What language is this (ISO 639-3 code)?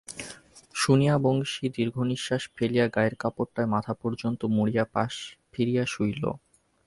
ben